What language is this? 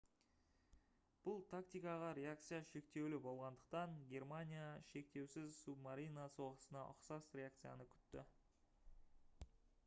Kazakh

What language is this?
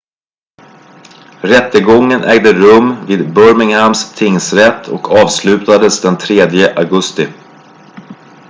Swedish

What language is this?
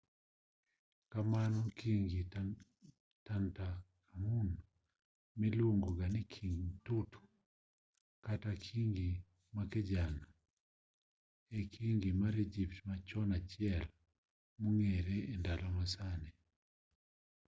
Luo (Kenya and Tanzania)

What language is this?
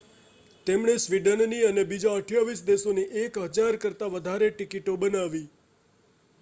Gujarati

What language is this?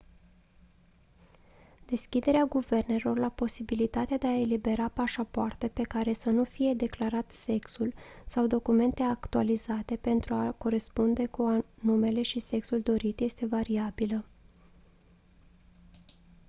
Romanian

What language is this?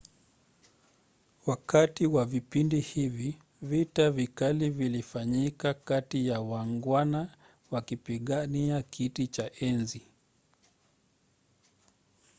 Swahili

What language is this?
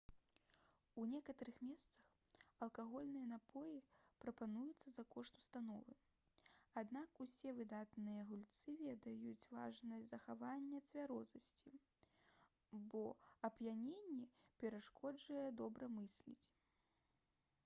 Belarusian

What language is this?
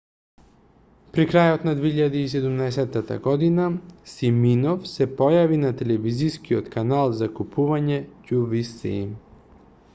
Macedonian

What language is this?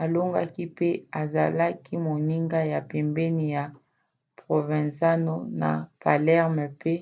Lingala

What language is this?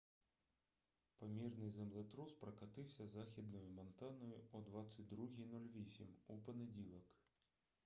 Ukrainian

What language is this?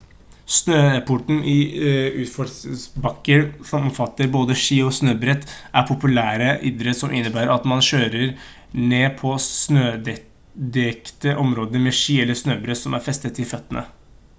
Norwegian Bokmål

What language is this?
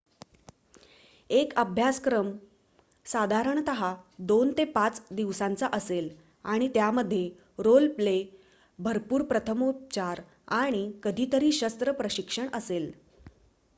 Marathi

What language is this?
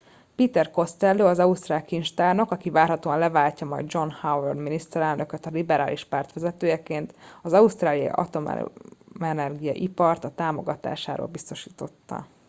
Hungarian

